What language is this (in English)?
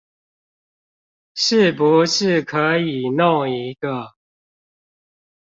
Chinese